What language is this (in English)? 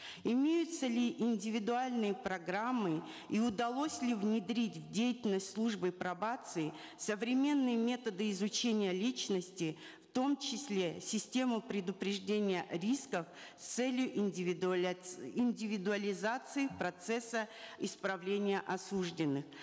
Kazakh